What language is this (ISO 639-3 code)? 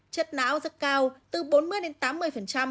vie